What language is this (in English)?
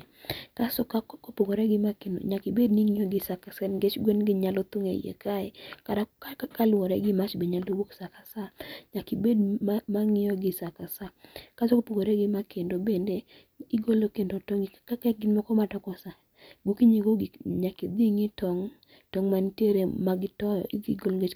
Luo (Kenya and Tanzania)